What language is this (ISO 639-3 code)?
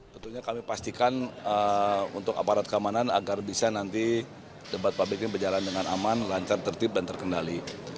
ind